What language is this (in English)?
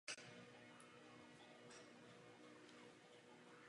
Czech